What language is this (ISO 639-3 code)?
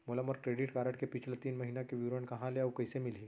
hne